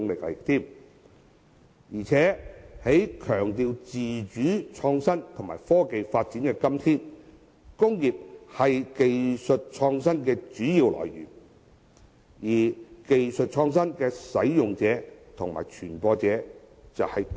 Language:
Cantonese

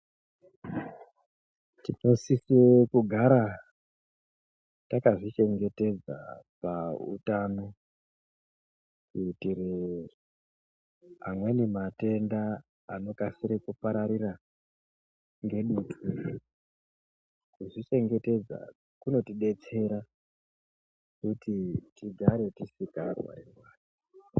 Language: Ndau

